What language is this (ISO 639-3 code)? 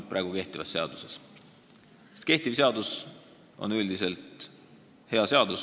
est